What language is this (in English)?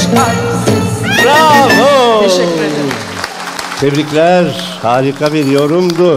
Turkish